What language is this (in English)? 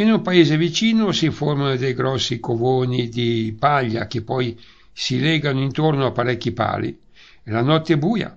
Italian